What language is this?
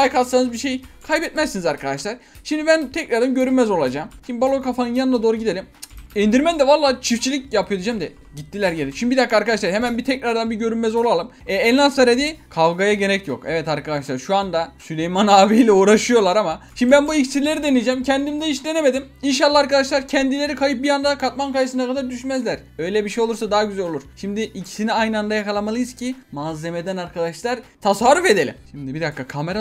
Turkish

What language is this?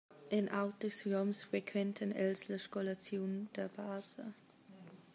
Romansh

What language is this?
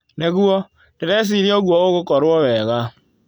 Kikuyu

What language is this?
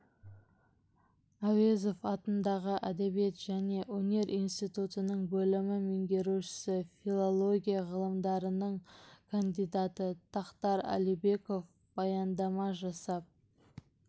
Kazakh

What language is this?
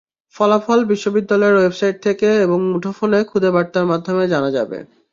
Bangla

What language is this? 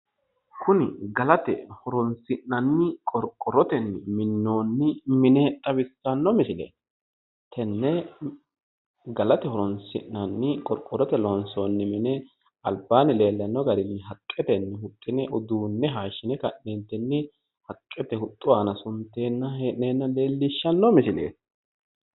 Sidamo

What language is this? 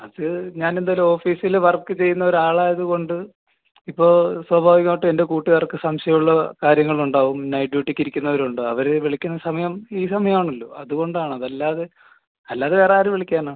Malayalam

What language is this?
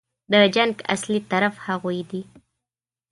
Pashto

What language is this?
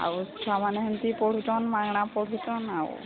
Odia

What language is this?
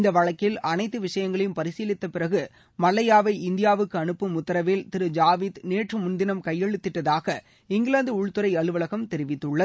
Tamil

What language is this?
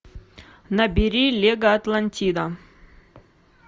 Russian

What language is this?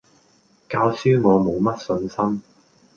Cantonese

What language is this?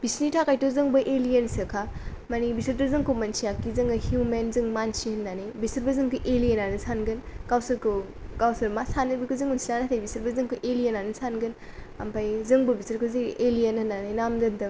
Bodo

